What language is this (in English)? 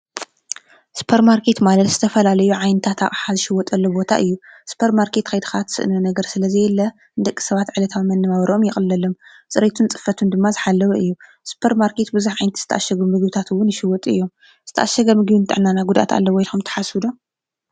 Tigrinya